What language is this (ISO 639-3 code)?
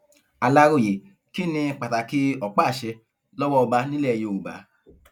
yor